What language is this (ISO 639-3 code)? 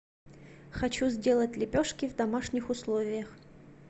rus